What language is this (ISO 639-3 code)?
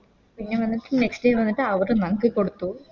mal